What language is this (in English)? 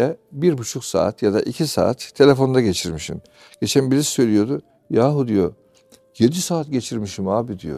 Turkish